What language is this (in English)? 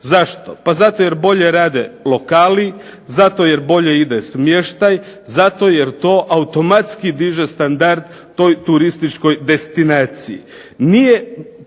Croatian